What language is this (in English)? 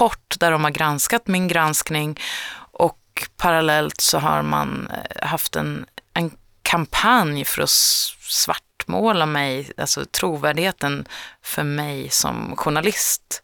Swedish